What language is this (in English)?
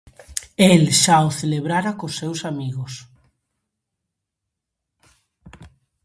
Galician